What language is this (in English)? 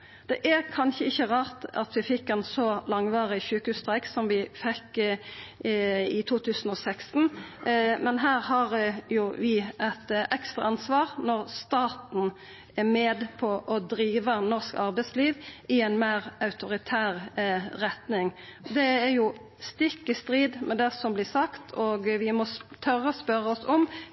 Norwegian Nynorsk